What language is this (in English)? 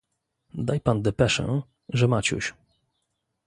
Polish